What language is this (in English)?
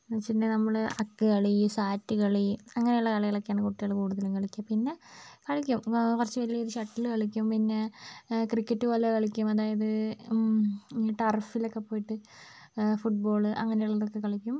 Malayalam